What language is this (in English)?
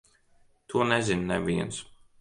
Latvian